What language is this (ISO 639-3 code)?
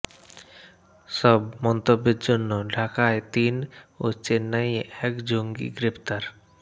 ben